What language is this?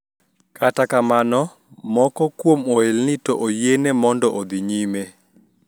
Luo (Kenya and Tanzania)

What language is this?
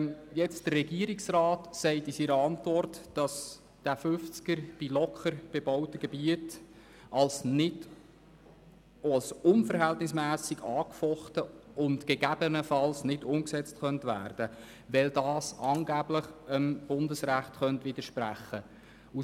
Swiss German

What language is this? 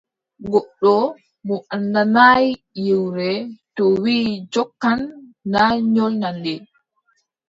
Adamawa Fulfulde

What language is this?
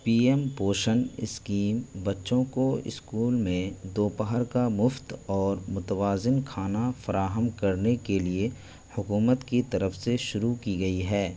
Urdu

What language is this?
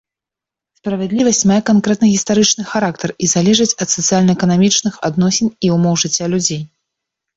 Belarusian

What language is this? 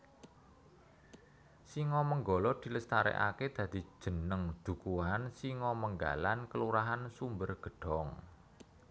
Javanese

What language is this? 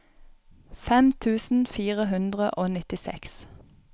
Norwegian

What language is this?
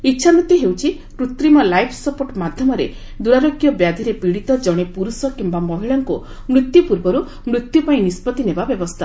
Odia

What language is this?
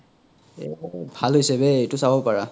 Assamese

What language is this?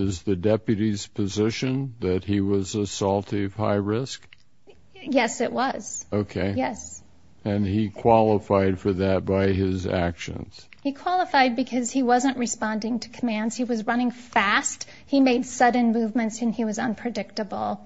English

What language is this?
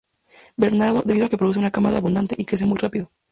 Spanish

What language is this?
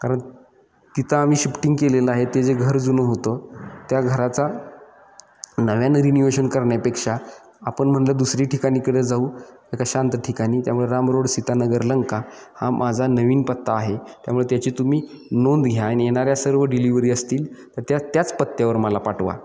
Marathi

